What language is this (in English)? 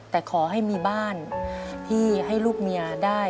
Thai